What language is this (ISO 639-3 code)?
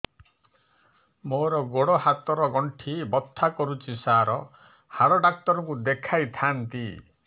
ori